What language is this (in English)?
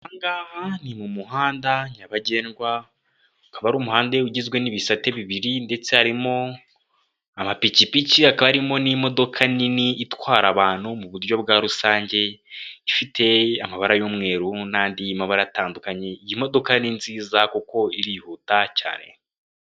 Kinyarwanda